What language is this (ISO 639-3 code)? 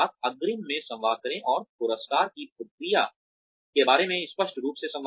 hin